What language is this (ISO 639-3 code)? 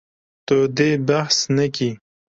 kur